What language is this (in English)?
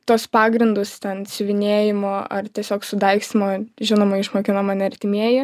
Lithuanian